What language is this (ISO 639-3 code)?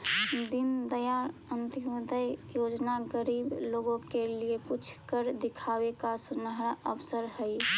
mag